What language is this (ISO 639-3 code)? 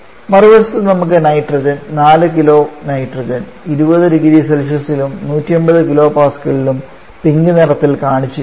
mal